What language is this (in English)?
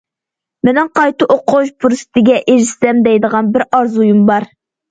Uyghur